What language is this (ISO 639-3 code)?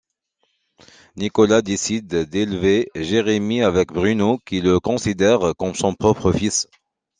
fra